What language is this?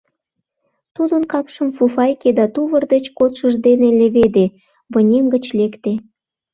Mari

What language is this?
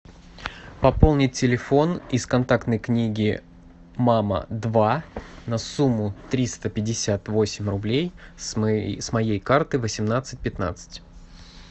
Russian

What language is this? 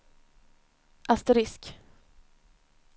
Swedish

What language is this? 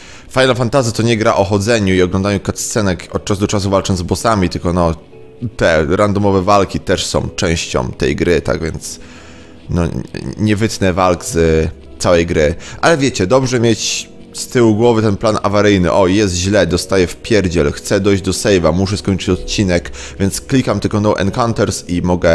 Polish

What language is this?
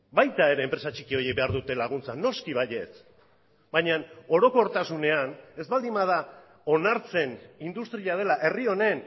Basque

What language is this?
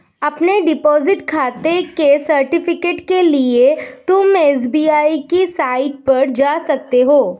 Hindi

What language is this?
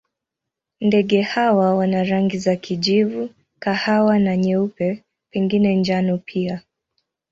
Swahili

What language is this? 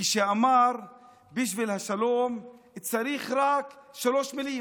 Hebrew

